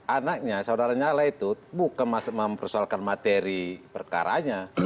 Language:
Indonesian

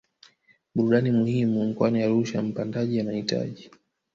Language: Swahili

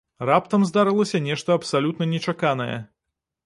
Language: Belarusian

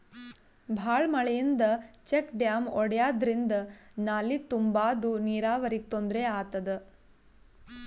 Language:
Kannada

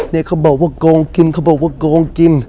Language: Thai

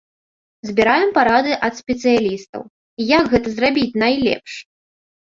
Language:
Belarusian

